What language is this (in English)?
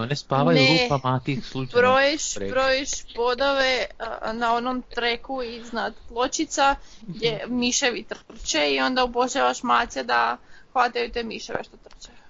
Croatian